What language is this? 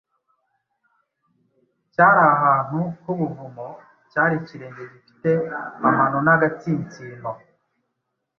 Kinyarwanda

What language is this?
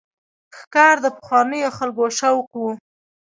Pashto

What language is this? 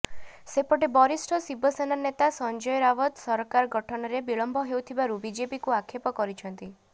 Odia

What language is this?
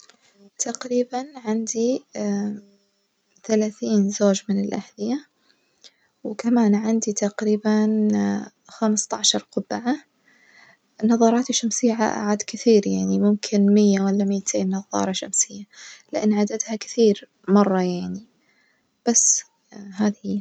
Najdi Arabic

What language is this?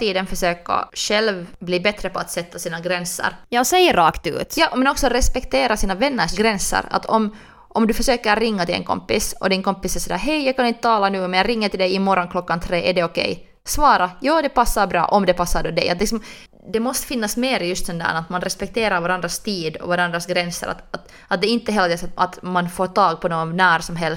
Swedish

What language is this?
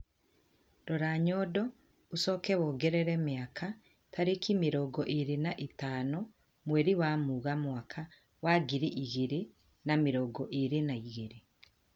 Kikuyu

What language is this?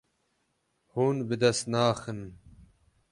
Kurdish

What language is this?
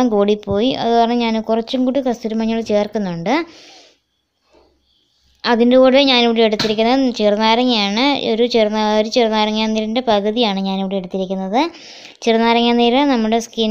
Indonesian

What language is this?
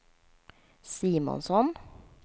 Swedish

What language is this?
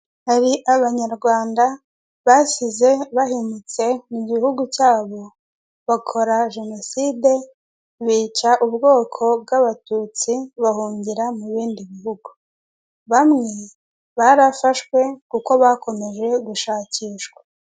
Kinyarwanda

